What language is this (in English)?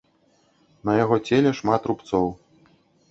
Belarusian